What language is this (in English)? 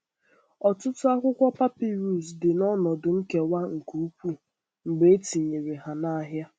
Igbo